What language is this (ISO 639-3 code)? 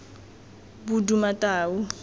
tsn